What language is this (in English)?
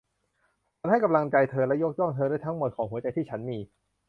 Thai